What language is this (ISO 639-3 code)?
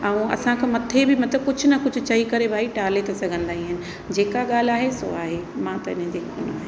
snd